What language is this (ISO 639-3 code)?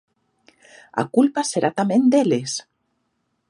glg